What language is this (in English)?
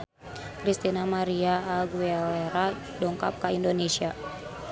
Sundanese